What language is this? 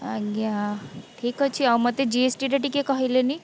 Odia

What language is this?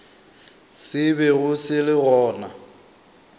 Northern Sotho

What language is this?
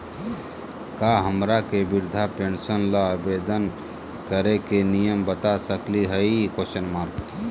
Magahi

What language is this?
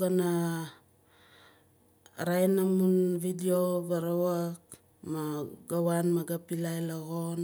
Nalik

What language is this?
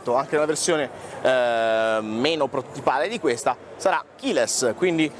Italian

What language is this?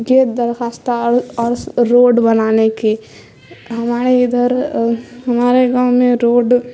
Urdu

